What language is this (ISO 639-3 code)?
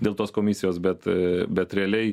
lit